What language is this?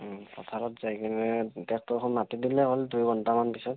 Assamese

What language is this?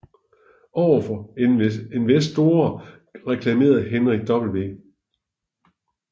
Danish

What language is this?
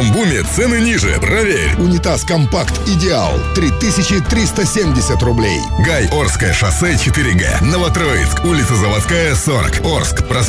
Russian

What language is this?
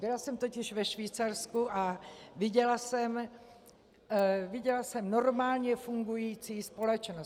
Czech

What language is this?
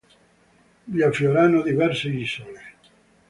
Italian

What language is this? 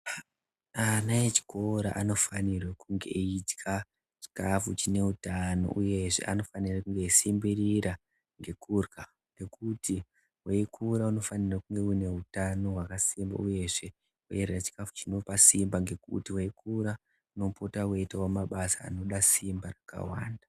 Ndau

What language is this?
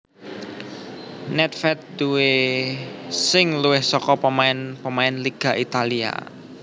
Javanese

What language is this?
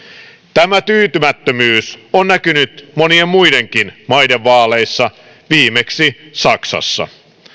Finnish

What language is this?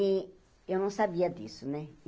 Portuguese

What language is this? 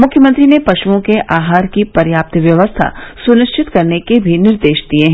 Hindi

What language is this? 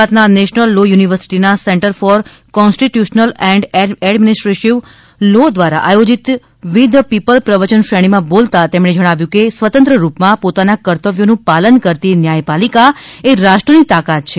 Gujarati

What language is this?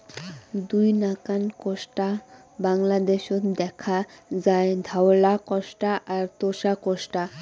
Bangla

